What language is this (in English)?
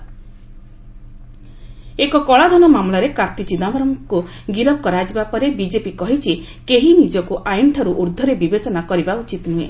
Odia